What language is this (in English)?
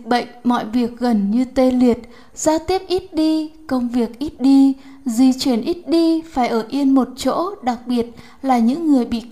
Vietnamese